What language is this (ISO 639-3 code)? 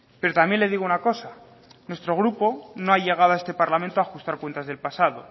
spa